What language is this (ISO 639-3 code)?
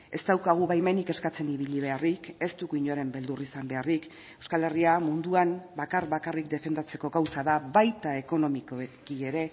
eus